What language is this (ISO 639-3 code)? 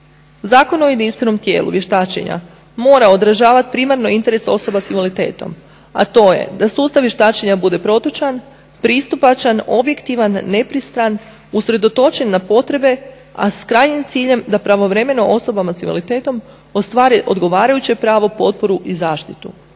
hrv